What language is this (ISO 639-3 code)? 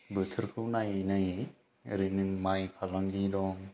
brx